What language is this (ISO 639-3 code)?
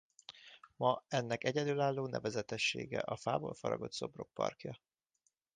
hun